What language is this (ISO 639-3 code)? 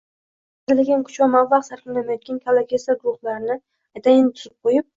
uzb